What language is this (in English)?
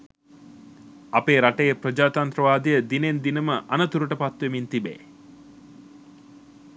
Sinhala